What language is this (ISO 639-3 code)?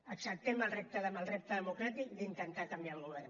cat